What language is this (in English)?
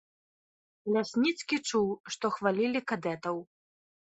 Belarusian